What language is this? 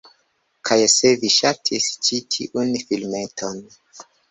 Esperanto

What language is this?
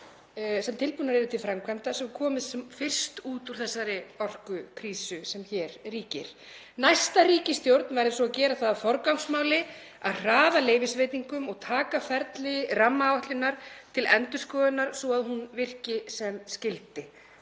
Icelandic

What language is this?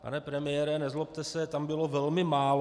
Czech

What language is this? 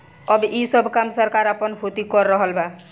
Bhojpuri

